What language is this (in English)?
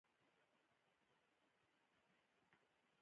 Pashto